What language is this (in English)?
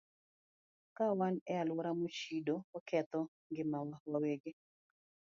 Luo (Kenya and Tanzania)